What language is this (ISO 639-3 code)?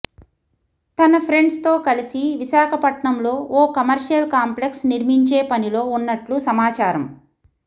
tel